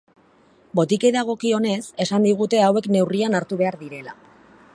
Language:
Basque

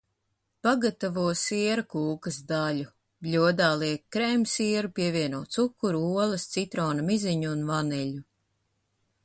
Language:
Latvian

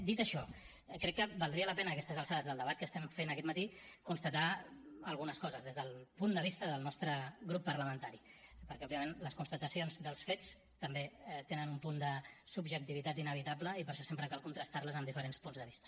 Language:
Catalan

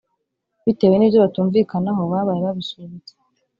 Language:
Kinyarwanda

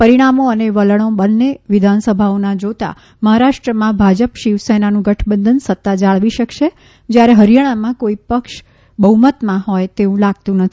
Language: Gujarati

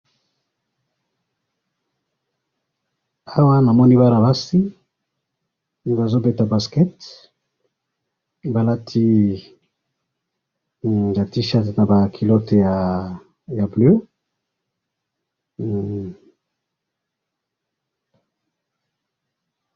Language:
Lingala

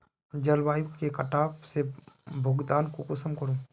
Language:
Magahi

